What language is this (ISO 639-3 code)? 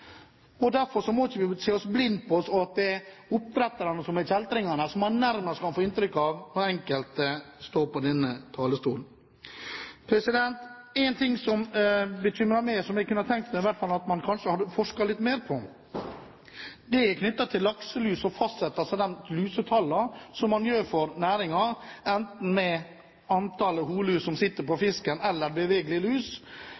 nob